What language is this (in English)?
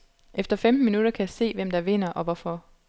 Danish